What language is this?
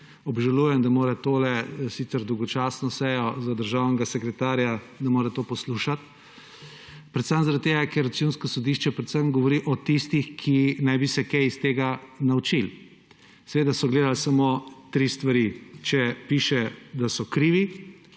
Slovenian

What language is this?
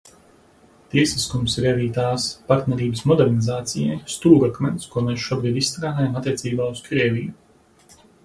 Latvian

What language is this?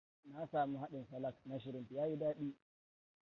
Hausa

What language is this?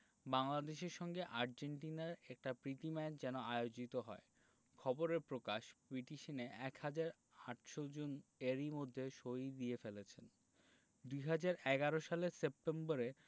Bangla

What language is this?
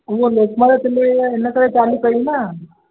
Sindhi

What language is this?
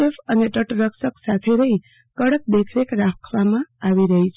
Gujarati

